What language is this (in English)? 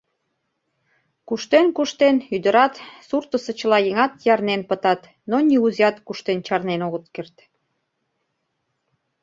Mari